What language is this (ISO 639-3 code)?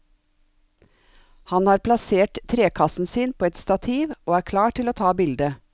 nor